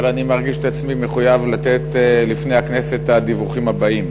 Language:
Hebrew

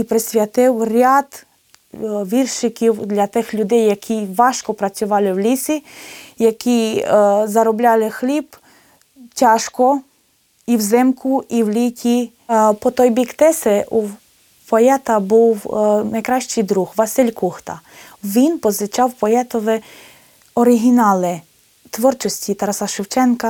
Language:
Ukrainian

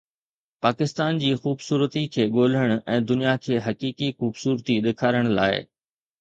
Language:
Sindhi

